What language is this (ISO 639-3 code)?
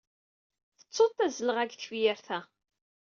kab